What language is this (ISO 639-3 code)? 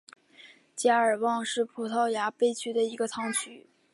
zho